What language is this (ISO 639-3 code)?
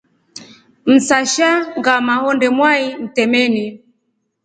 rof